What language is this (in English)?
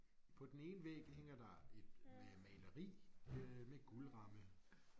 Danish